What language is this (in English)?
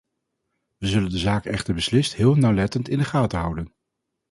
Dutch